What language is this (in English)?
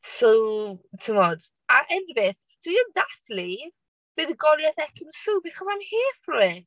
Welsh